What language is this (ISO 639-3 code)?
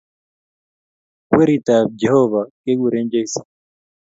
kln